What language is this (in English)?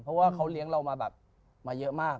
Thai